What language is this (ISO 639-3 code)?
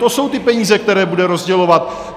ces